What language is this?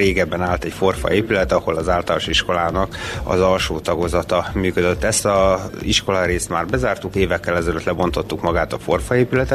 Hungarian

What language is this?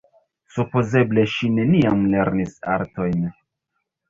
Esperanto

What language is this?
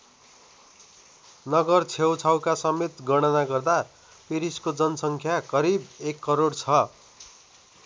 Nepali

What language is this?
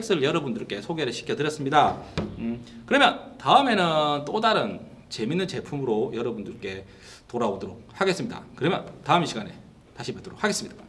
Korean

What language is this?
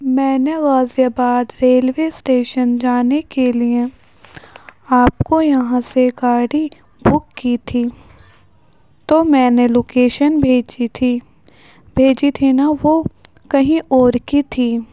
Urdu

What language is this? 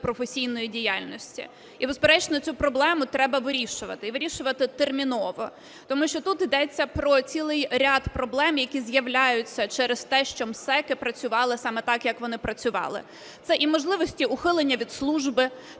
Ukrainian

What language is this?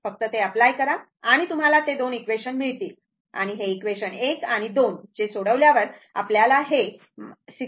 Marathi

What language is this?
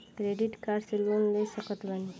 Bhojpuri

